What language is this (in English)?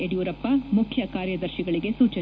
Kannada